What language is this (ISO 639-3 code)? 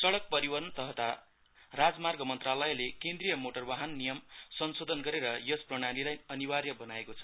nep